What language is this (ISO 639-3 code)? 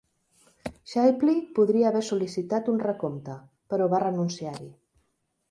cat